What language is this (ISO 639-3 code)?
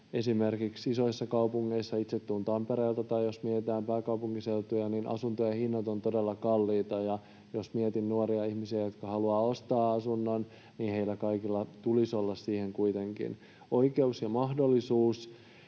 fin